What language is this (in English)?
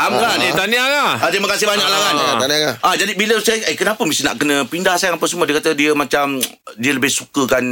Malay